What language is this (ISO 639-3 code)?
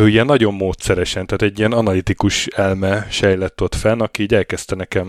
hun